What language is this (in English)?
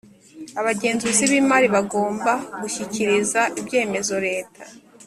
Kinyarwanda